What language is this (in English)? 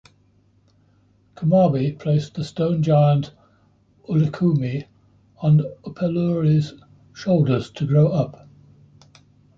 English